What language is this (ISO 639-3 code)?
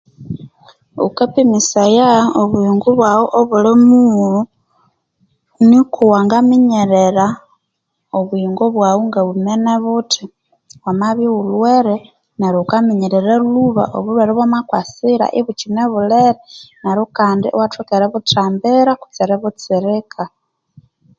koo